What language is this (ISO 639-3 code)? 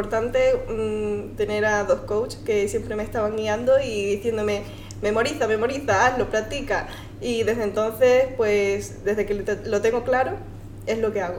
spa